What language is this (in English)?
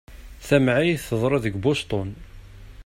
Kabyle